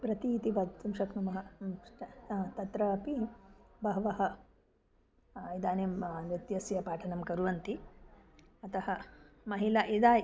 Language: Sanskrit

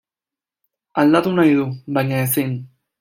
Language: Basque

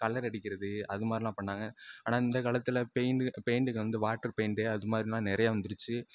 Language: Tamil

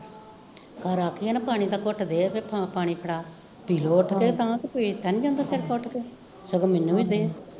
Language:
Punjabi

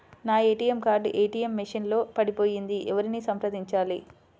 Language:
Telugu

